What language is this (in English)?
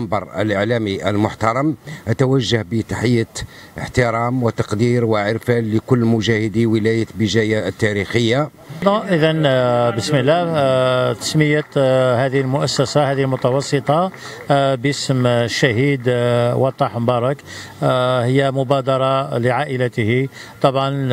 Arabic